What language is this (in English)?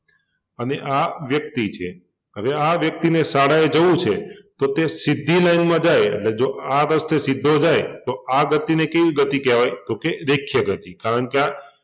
Gujarati